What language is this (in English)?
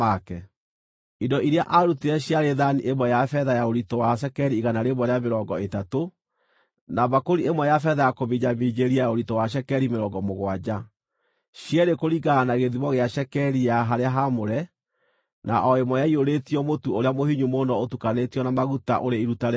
Kikuyu